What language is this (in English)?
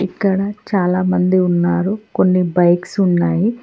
Telugu